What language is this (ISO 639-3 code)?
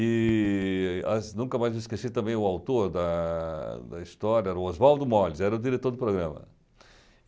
por